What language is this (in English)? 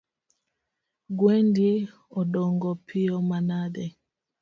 Luo (Kenya and Tanzania)